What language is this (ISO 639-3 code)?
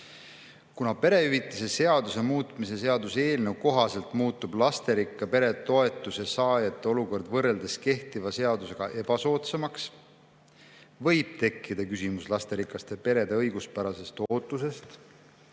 est